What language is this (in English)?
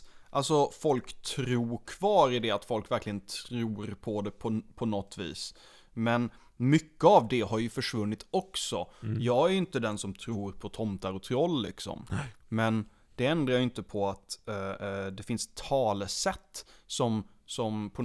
Swedish